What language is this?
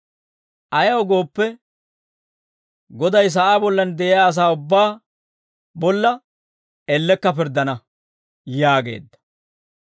Dawro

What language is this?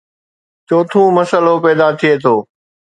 Sindhi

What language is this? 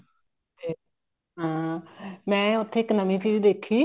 Punjabi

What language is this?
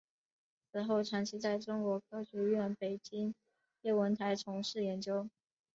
Chinese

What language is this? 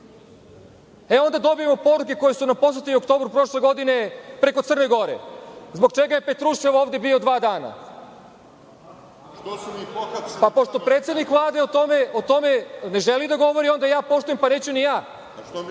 Serbian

